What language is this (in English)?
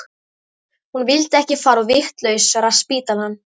Icelandic